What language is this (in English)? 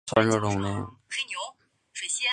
Chinese